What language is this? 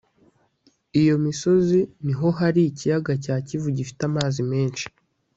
Kinyarwanda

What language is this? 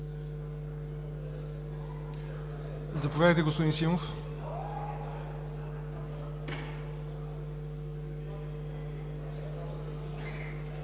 Bulgarian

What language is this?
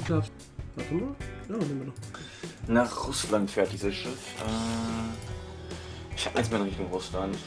German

